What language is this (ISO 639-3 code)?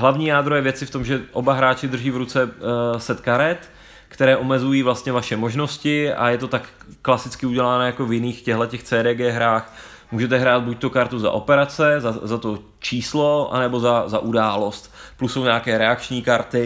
ces